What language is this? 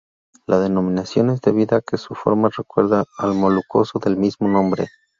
Spanish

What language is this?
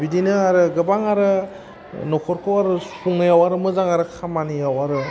Bodo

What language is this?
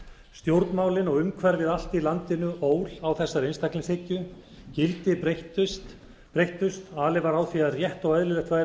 Icelandic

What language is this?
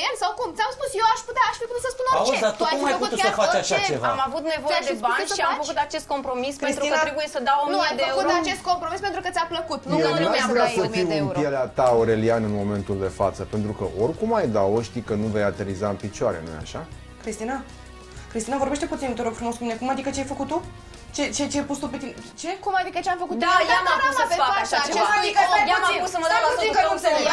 Romanian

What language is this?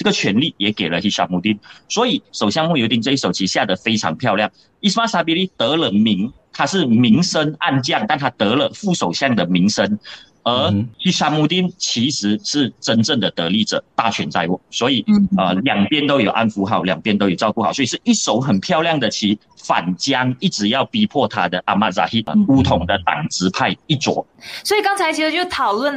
Chinese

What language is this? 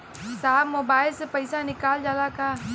Bhojpuri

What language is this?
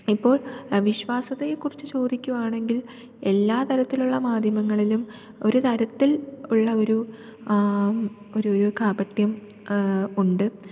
Malayalam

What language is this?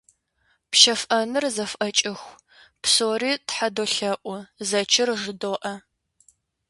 Kabardian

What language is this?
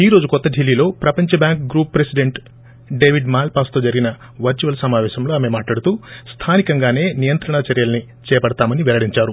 Telugu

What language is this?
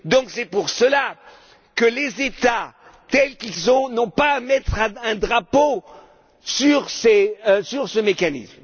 French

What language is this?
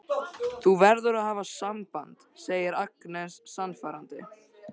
Icelandic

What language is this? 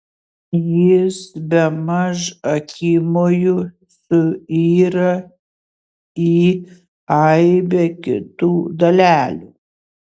Lithuanian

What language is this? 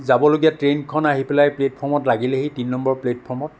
Assamese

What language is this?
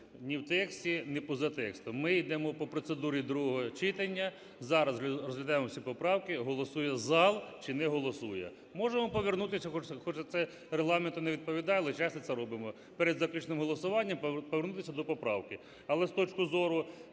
Ukrainian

